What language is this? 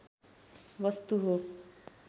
Nepali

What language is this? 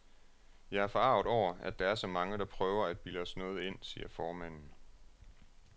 Danish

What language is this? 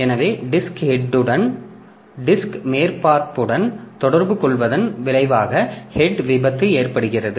Tamil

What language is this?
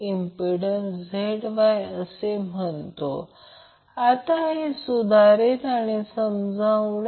Marathi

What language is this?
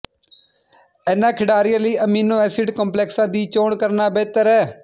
Punjabi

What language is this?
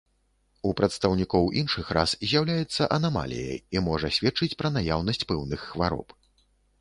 Belarusian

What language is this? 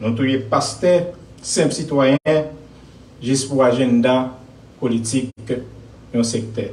French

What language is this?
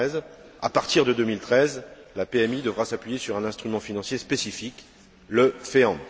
French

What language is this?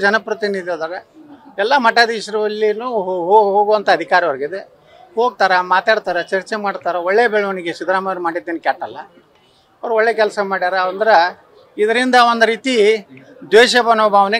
Hindi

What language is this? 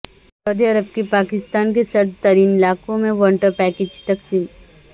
Urdu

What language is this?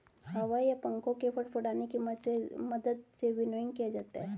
Hindi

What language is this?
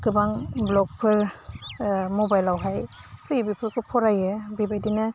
Bodo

